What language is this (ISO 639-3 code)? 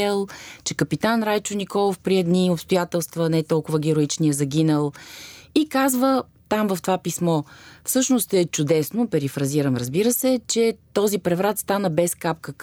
bul